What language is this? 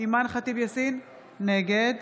Hebrew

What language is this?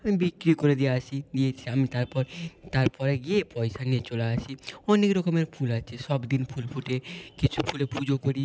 Bangla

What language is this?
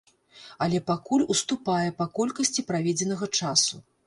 Belarusian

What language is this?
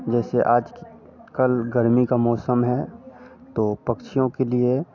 Hindi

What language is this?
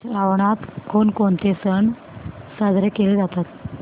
Marathi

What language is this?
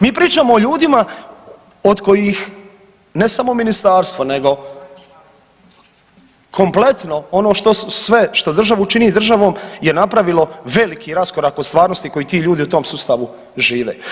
Croatian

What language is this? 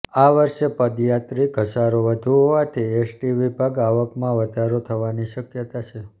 Gujarati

